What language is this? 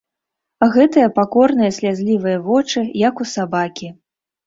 Belarusian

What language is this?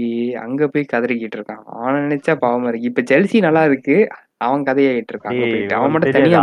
Tamil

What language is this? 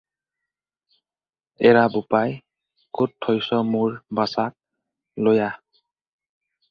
Assamese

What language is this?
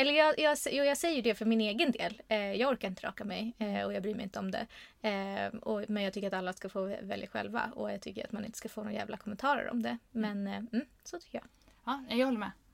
Swedish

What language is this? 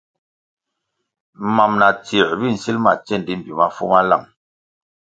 Kwasio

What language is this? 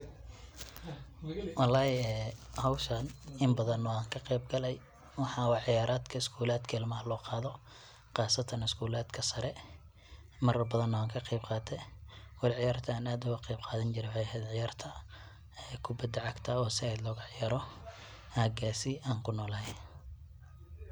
Somali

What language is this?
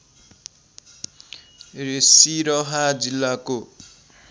Nepali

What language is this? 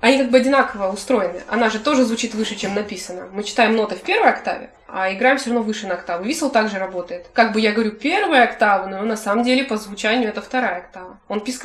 Russian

